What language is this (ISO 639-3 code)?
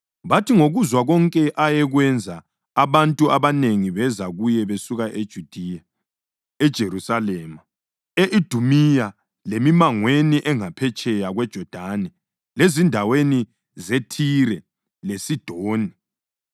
nde